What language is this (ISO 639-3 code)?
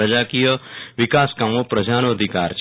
guj